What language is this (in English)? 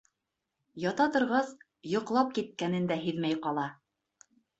Bashkir